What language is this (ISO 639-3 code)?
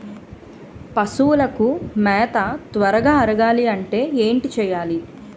tel